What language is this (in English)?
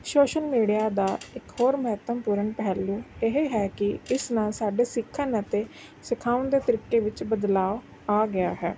Punjabi